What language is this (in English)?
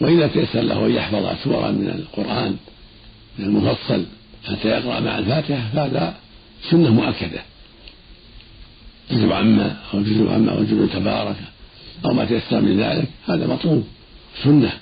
Arabic